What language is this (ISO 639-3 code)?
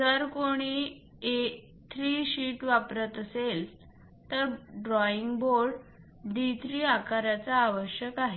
mar